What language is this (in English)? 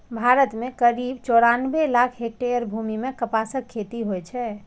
Maithili